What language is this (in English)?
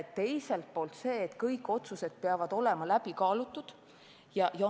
Estonian